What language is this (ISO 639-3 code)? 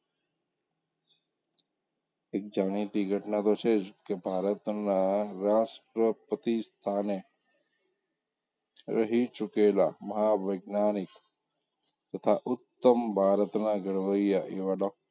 guj